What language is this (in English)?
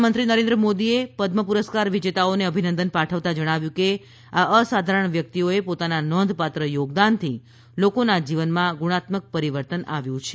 Gujarati